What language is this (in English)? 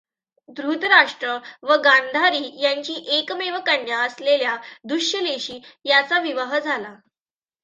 Marathi